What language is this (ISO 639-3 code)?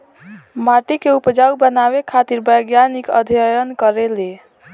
bho